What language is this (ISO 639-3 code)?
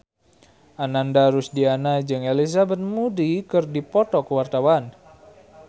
sun